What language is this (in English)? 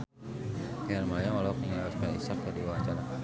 Sundanese